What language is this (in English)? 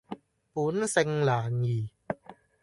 Cantonese